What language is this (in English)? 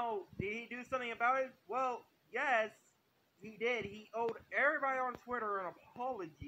English